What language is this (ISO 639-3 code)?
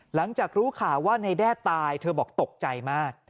tha